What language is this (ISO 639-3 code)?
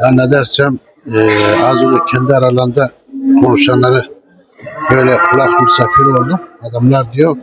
tur